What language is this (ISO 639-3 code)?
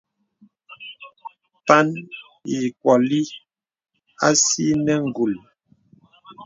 beb